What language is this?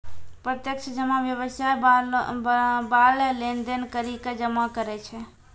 Maithili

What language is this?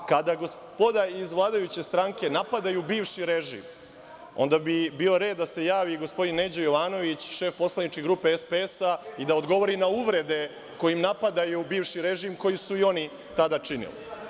Serbian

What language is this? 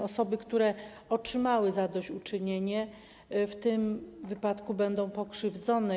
Polish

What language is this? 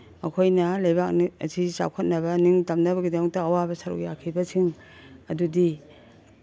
Manipuri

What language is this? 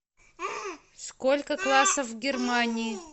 Russian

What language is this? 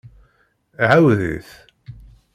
Kabyle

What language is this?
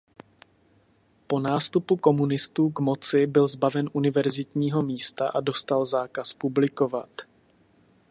Czech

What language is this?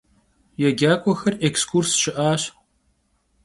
Kabardian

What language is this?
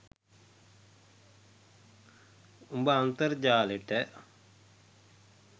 Sinhala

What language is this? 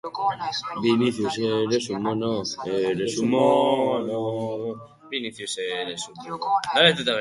Basque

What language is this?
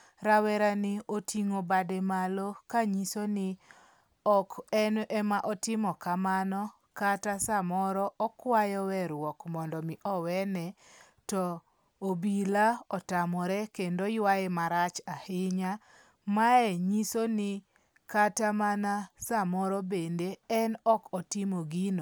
Luo (Kenya and Tanzania)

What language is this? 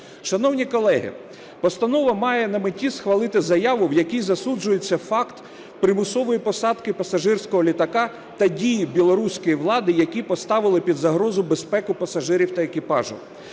Ukrainian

